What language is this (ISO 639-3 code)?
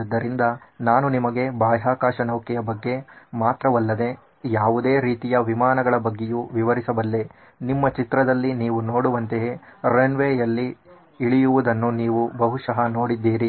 kan